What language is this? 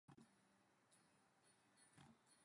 English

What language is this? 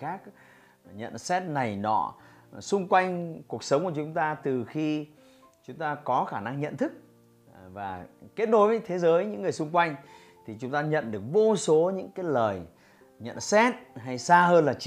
Vietnamese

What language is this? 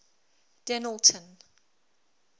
English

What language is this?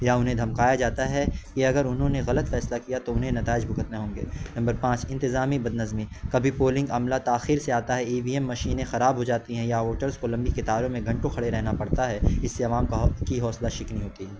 Urdu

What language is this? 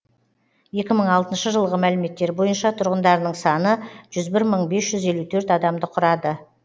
Kazakh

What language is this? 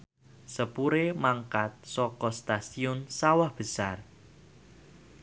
Javanese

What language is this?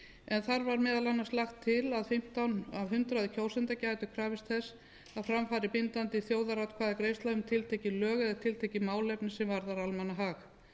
Icelandic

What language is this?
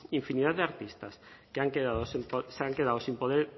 Spanish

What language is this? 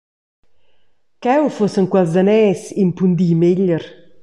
Romansh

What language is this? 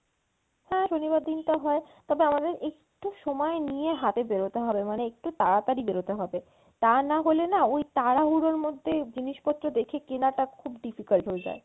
Bangla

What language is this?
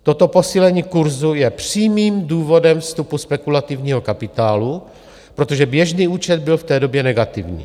Czech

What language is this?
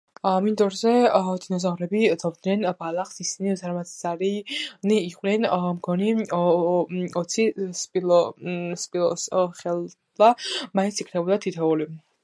Georgian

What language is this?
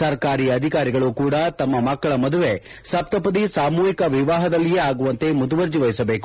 Kannada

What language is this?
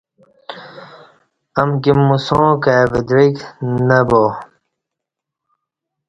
Kati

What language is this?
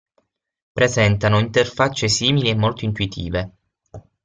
Italian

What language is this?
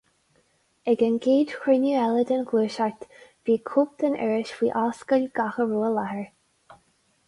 Irish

